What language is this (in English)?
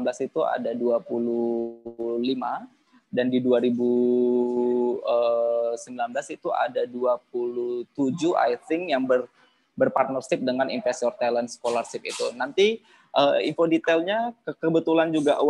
Indonesian